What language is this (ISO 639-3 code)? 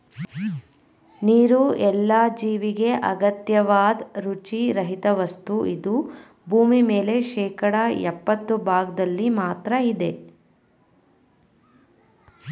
kan